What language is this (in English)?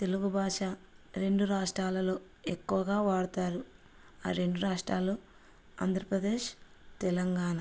Telugu